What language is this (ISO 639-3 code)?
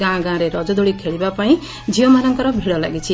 ori